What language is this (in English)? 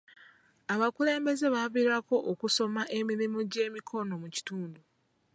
Ganda